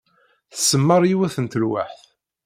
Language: Kabyle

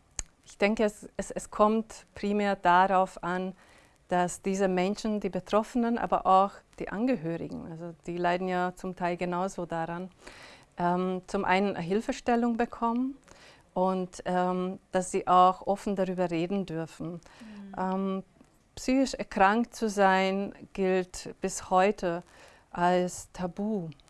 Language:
German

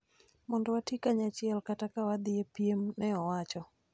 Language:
Luo (Kenya and Tanzania)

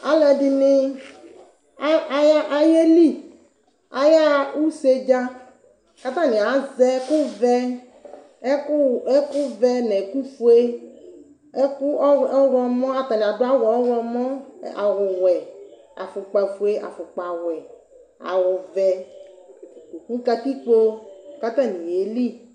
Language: Ikposo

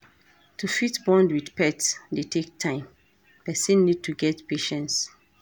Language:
Nigerian Pidgin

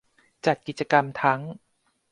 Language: Thai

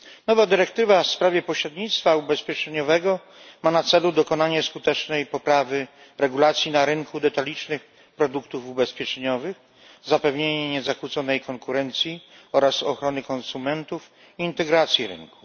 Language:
Polish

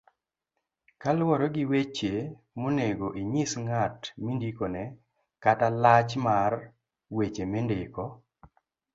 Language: Luo (Kenya and Tanzania)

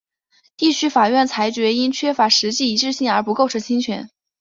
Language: Chinese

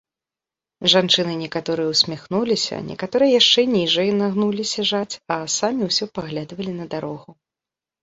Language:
Belarusian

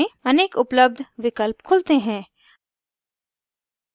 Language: Hindi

